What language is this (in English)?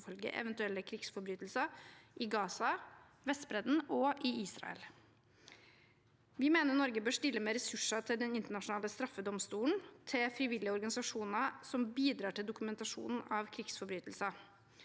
Norwegian